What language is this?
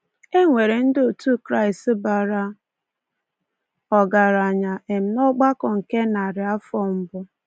Igbo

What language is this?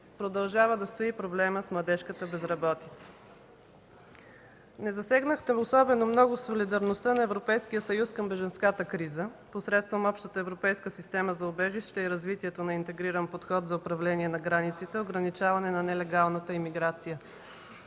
Bulgarian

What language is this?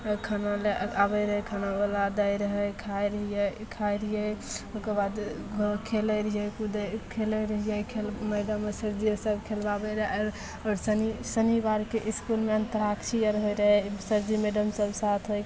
Maithili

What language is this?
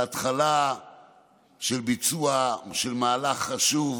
Hebrew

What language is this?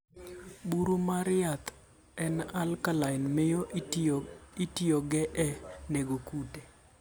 Luo (Kenya and Tanzania)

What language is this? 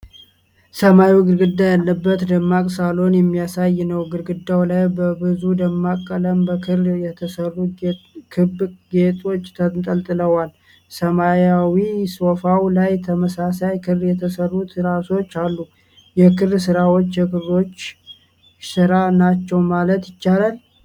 Amharic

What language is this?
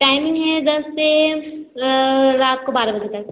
Hindi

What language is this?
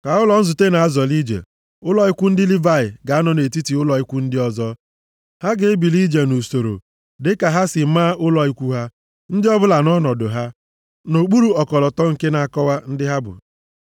Igbo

